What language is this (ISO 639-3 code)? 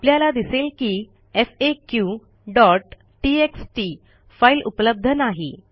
mar